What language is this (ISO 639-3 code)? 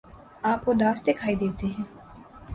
urd